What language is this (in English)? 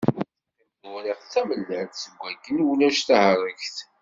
Kabyle